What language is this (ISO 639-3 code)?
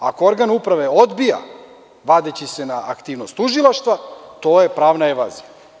srp